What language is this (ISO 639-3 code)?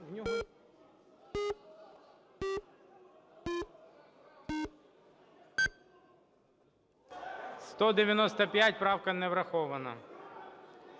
ukr